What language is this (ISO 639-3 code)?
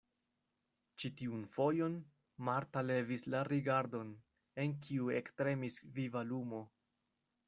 epo